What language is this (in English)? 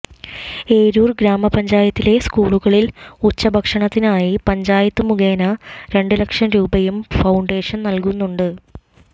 Malayalam